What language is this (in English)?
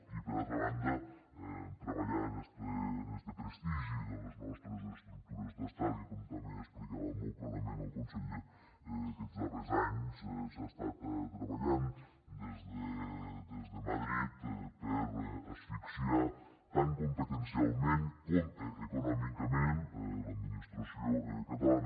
Catalan